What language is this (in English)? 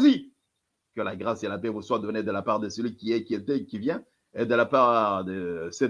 French